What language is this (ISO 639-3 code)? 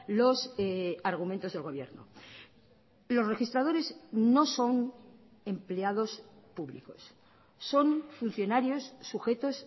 spa